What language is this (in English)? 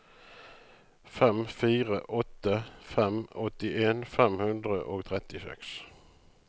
Norwegian